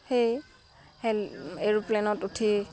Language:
Assamese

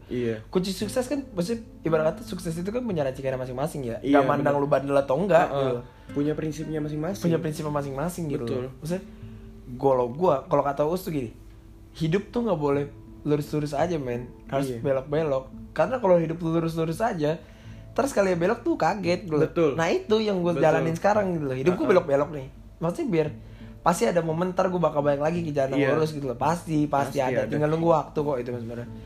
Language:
Indonesian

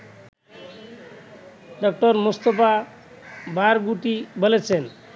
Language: Bangla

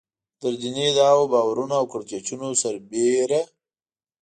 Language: Pashto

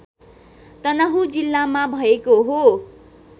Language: Nepali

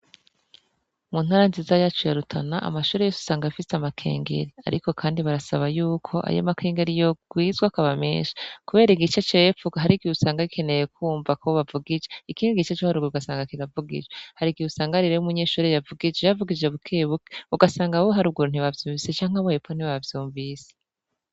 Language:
Rundi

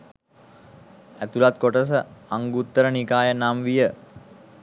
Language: Sinhala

